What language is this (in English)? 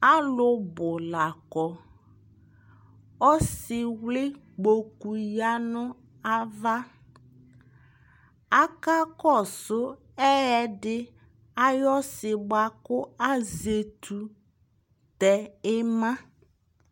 Ikposo